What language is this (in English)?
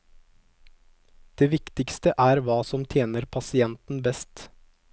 Norwegian